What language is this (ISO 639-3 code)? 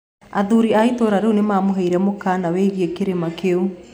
kik